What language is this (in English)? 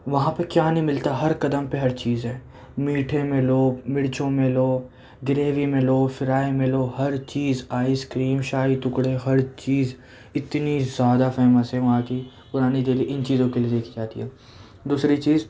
Urdu